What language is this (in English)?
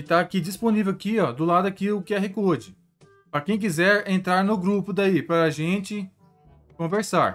Portuguese